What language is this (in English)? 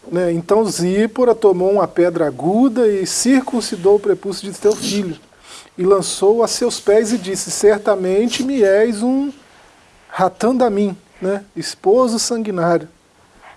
Portuguese